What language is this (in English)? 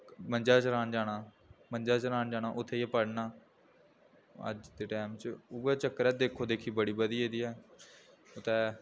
Dogri